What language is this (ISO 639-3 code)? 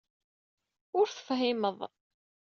kab